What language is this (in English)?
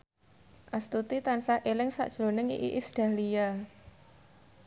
Javanese